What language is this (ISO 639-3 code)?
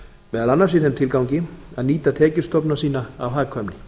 isl